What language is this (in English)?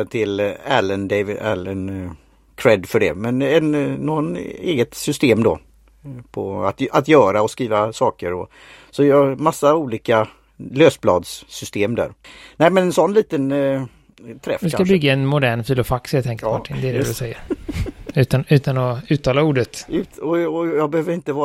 Swedish